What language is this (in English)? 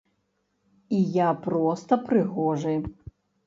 Belarusian